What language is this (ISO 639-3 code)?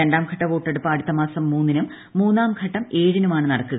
mal